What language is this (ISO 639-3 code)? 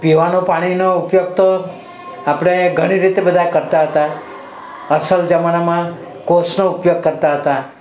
guj